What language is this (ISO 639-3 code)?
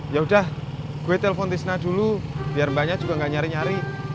ind